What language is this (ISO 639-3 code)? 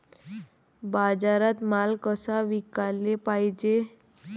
mar